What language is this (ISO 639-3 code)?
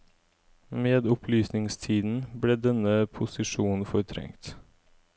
nor